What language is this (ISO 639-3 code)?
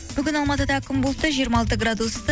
kaz